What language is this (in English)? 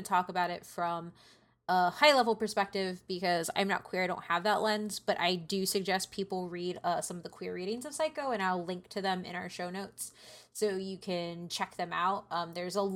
English